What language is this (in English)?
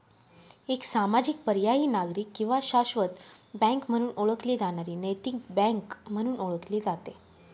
Marathi